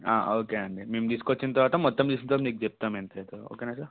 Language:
Telugu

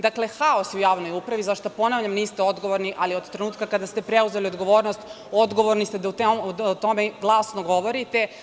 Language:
Serbian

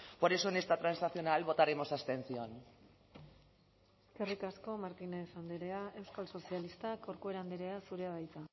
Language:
Basque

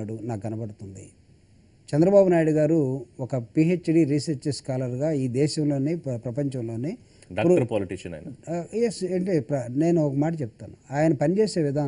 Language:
Telugu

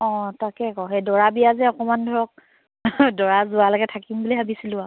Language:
Assamese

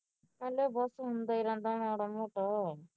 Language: Punjabi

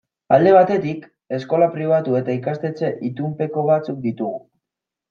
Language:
Basque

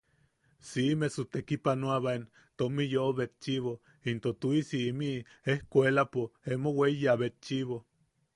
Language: Yaqui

